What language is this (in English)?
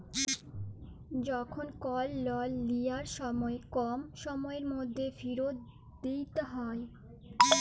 Bangla